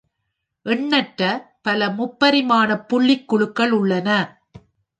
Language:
Tamil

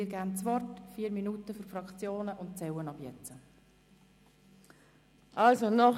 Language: Swiss German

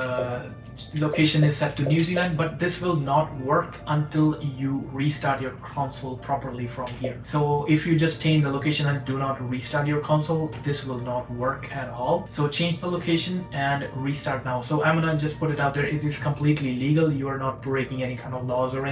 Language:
English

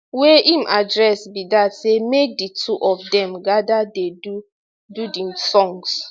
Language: Nigerian Pidgin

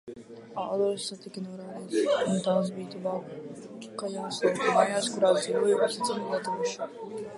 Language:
Latvian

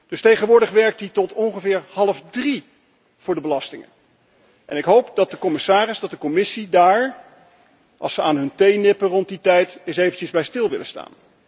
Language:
Dutch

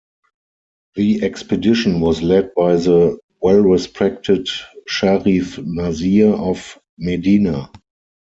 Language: English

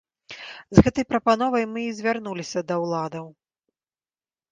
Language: Belarusian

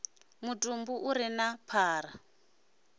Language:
Venda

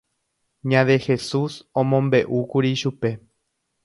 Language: Guarani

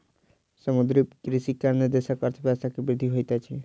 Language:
Maithili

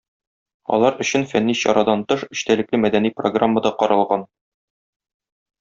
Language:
Tatar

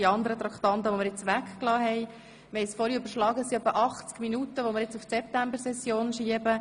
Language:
Swiss German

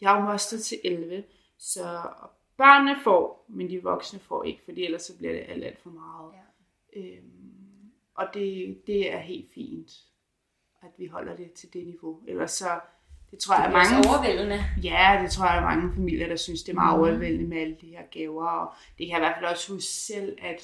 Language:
Danish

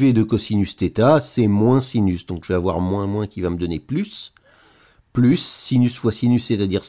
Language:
French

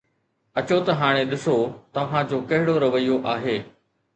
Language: Sindhi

